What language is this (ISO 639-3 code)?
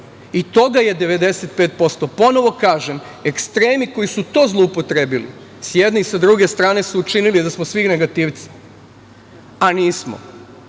srp